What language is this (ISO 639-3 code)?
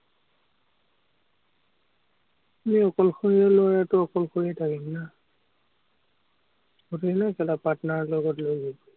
asm